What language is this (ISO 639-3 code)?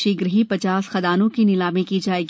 hin